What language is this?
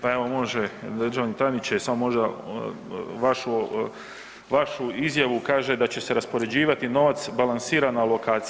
Croatian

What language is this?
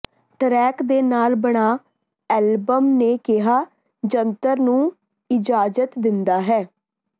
Punjabi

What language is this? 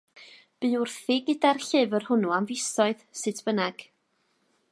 Welsh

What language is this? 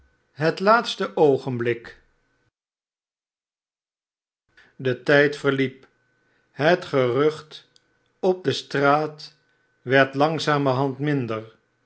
Dutch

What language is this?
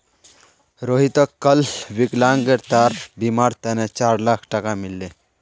Magahi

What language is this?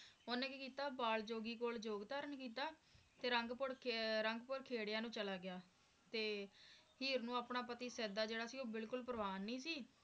Punjabi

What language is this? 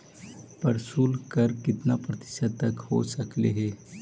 Magahi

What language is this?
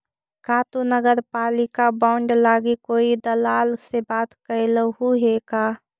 Magahi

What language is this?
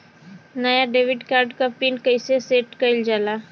Bhojpuri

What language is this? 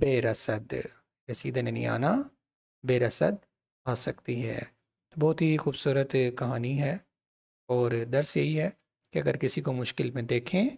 Persian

